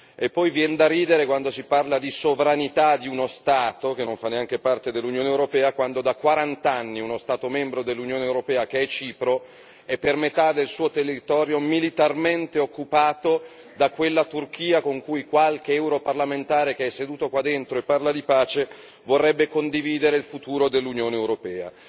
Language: Italian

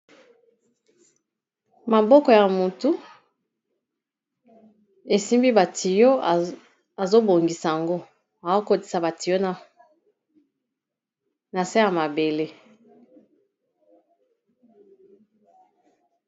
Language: Lingala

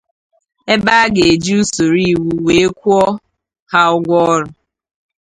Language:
Igbo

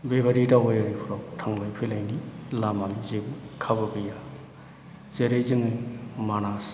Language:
Bodo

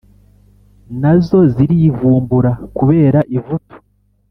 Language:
Kinyarwanda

